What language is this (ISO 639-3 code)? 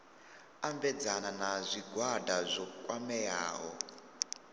ven